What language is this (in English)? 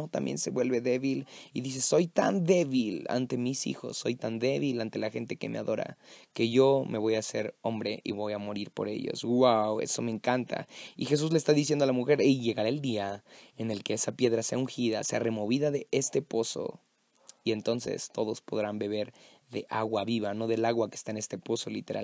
Spanish